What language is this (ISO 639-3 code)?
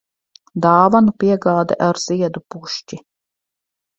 lav